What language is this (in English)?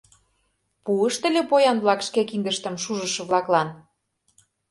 Mari